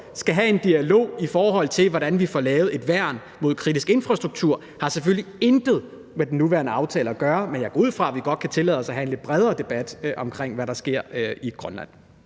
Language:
Danish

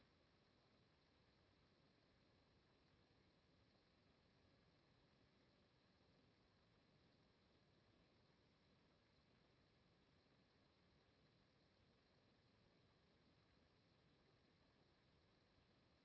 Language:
Italian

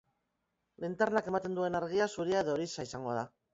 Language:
Basque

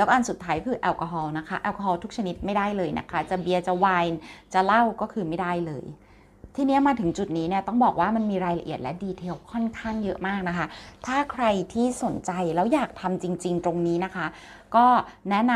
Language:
Thai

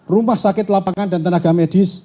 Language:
Indonesian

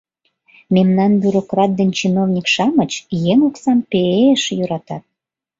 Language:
Mari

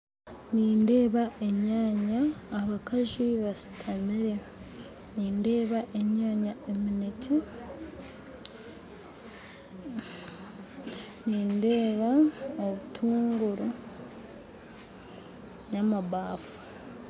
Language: Nyankole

